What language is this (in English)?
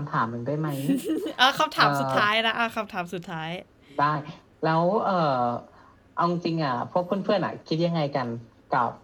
Thai